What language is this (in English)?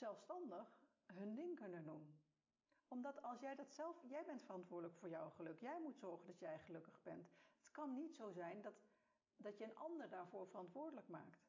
Dutch